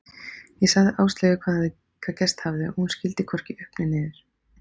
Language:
Icelandic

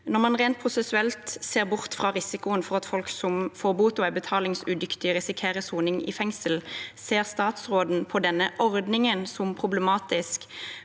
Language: Norwegian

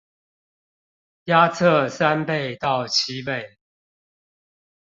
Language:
Chinese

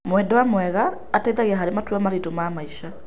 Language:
Kikuyu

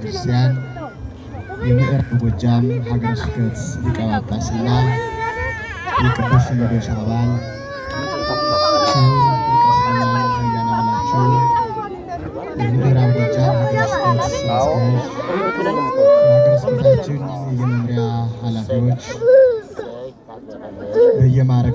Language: Arabic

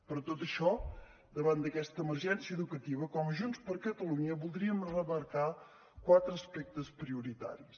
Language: Catalan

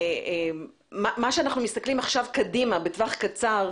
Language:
Hebrew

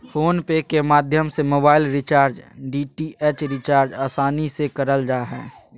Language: Magahi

